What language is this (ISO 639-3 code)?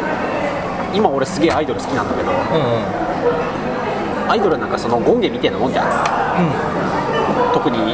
jpn